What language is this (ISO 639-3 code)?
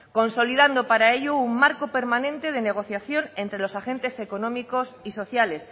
spa